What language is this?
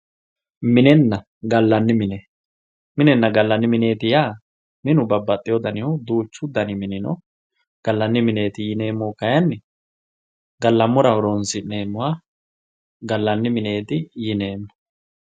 Sidamo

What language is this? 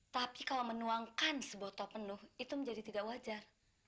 Indonesian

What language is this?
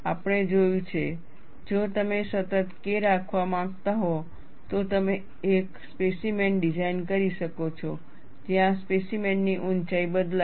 Gujarati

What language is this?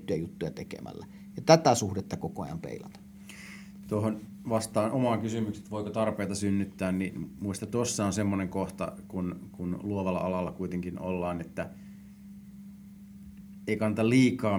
Finnish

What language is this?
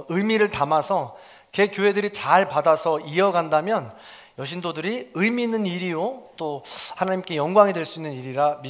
Korean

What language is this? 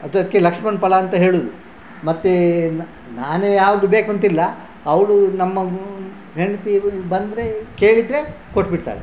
Kannada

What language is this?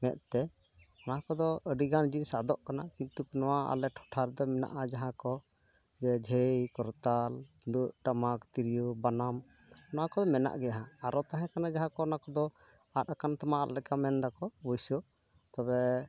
Santali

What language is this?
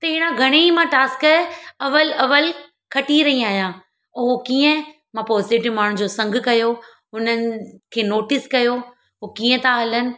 Sindhi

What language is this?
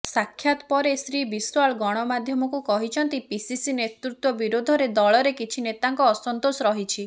Odia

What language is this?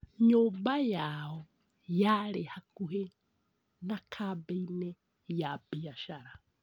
Kikuyu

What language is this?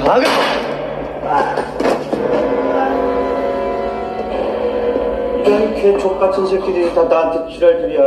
Korean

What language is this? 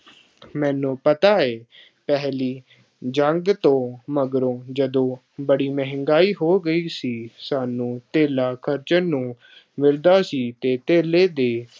Punjabi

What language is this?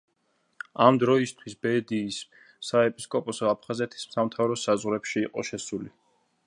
Georgian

